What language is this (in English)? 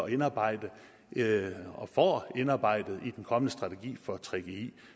Danish